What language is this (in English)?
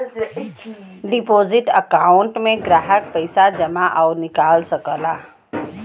Bhojpuri